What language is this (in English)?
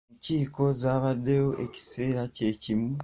Ganda